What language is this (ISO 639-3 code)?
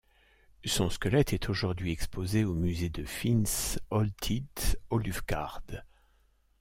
fra